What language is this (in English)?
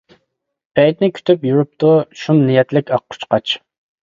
Uyghur